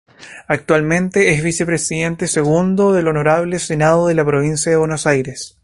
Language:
Spanish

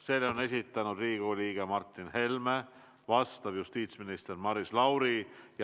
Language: Estonian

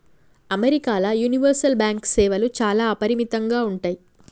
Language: Telugu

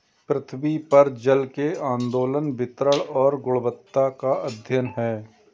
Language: Hindi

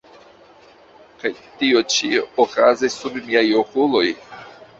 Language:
Esperanto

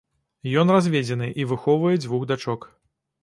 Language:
Belarusian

